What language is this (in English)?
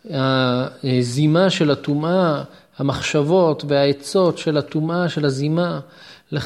Hebrew